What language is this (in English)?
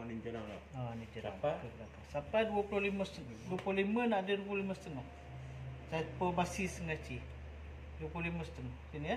Malay